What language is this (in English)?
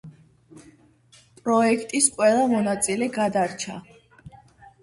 Georgian